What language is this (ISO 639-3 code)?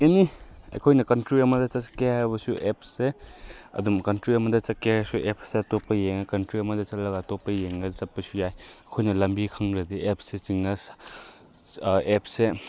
mni